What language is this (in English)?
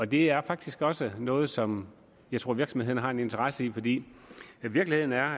Danish